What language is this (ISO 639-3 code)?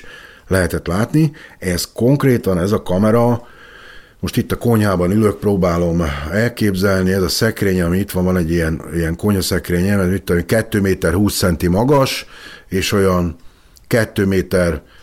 hun